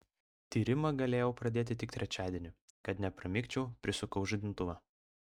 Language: Lithuanian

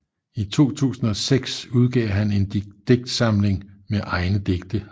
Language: Danish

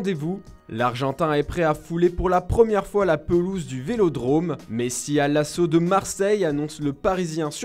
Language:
French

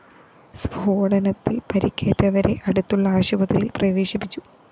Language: Malayalam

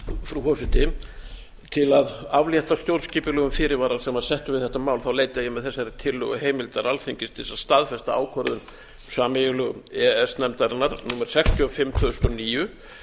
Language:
Icelandic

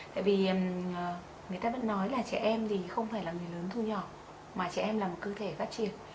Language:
Vietnamese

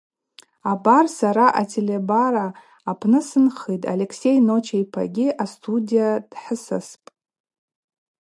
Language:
Abaza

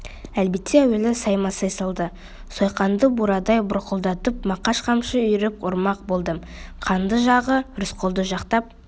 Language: Kazakh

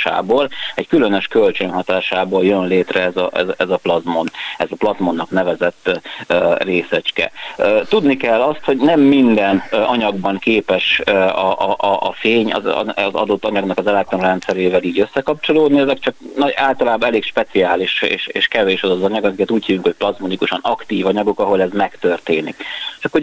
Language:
Hungarian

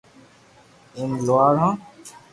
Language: Loarki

